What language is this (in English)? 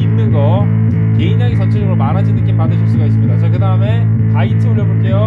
Korean